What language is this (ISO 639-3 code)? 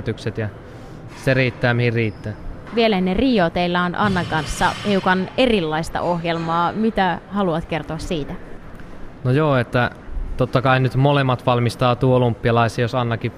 fin